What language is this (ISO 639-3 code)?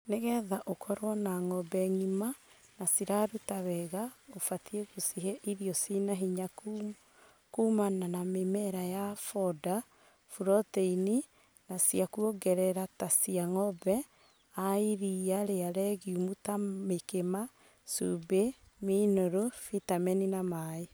kik